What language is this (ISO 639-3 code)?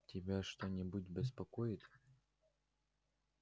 rus